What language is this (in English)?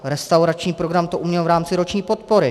Czech